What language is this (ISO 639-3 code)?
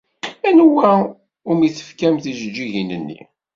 kab